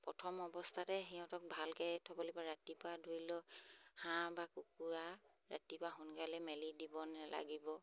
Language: Assamese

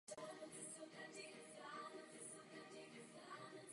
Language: Czech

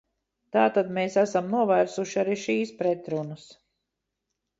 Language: Latvian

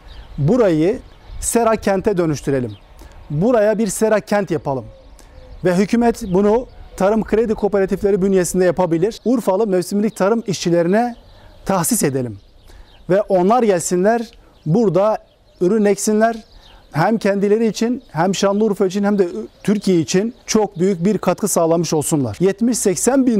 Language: Turkish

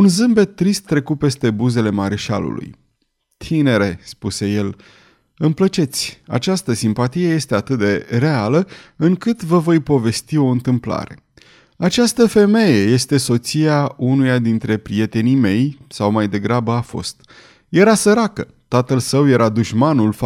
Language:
Romanian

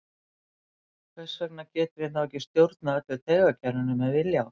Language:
Icelandic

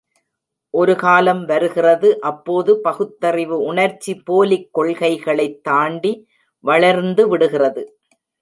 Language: Tamil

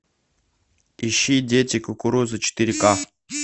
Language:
Russian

